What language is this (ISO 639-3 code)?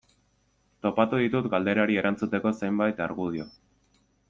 eus